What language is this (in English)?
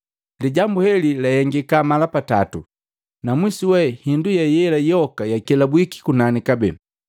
Matengo